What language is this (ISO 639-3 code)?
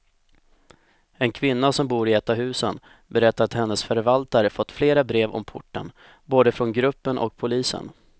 swe